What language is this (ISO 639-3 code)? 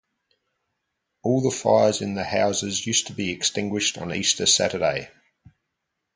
eng